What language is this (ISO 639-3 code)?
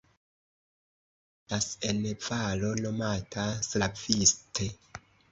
epo